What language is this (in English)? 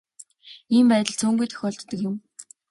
Mongolian